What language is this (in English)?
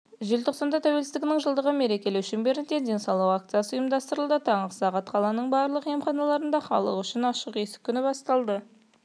Kazakh